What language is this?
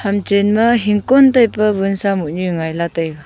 Wancho Naga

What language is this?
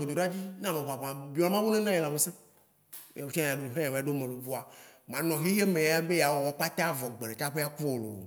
Waci Gbe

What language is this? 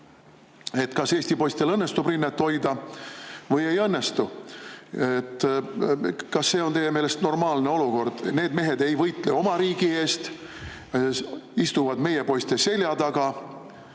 Estonian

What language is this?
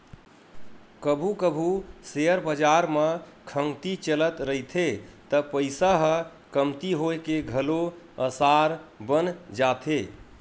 Chhattisgarhi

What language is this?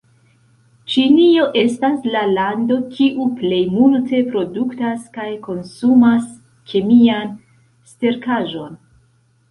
Esperanto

